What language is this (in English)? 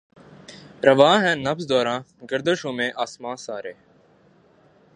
Urdu